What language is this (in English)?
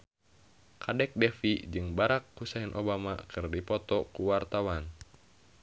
Sundanese